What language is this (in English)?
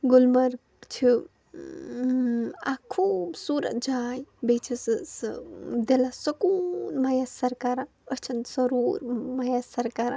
Kashmiri